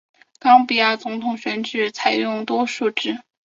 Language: Chinese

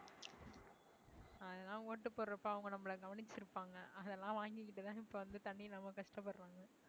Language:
Tamil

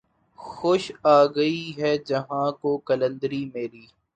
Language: Urdu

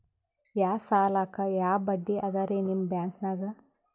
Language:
Kannada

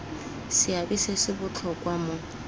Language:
Tswana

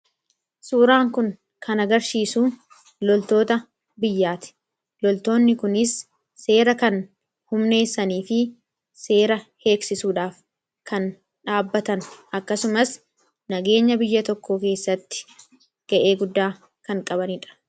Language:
Oromo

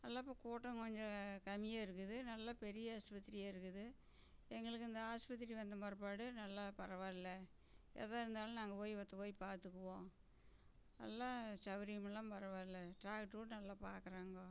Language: Tamil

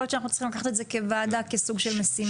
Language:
Hebrew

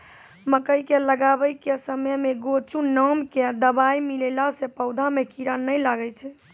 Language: Maithili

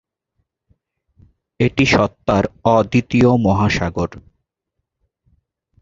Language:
Bangla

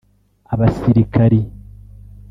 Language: Kinyarwanda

